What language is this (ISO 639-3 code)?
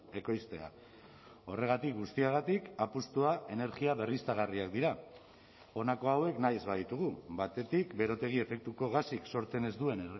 eus